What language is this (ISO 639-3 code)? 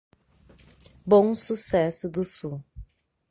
por